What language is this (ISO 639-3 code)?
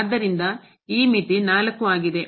kan